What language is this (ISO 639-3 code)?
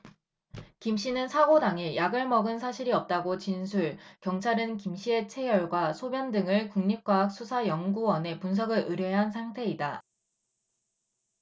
kor